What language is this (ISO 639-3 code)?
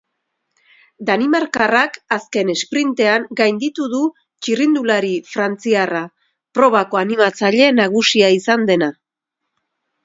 eus